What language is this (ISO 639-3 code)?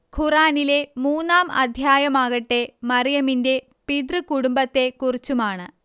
mal